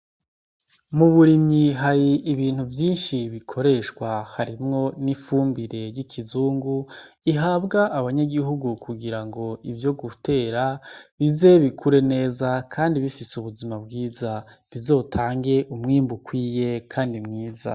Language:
Rundi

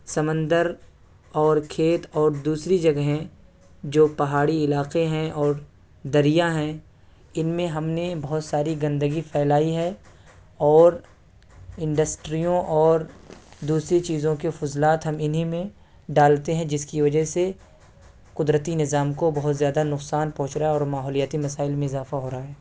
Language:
Urdu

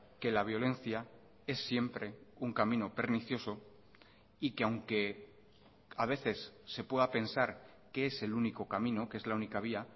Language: Spanish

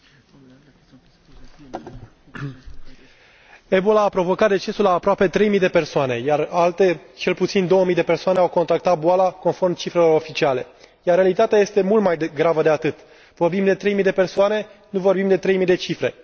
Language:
Romanian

